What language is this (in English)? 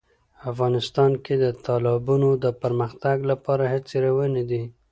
Pashto